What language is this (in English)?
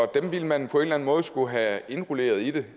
Danish